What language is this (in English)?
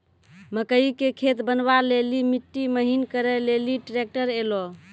Maithili